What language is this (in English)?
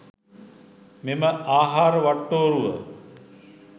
Sinhala